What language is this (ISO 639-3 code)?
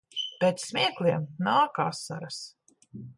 lav